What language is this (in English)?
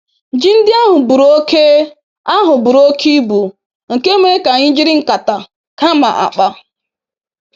Igbo